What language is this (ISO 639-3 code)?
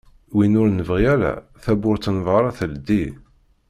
kab